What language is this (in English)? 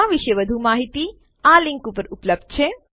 Gujarati